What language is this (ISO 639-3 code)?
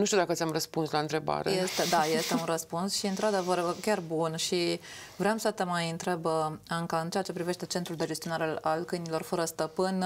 ron